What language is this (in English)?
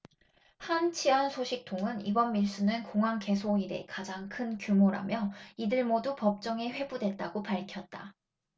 Korean